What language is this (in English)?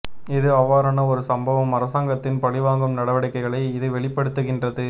Tamil